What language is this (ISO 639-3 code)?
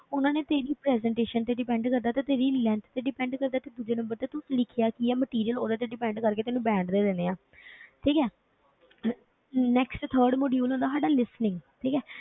pan